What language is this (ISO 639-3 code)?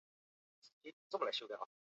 zho